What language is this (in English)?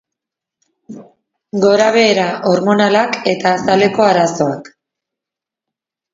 Basque